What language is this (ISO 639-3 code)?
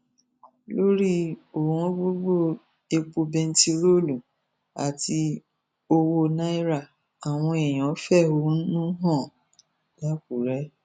yor